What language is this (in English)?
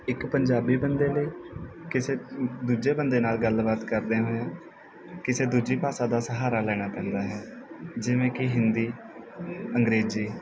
Punjabi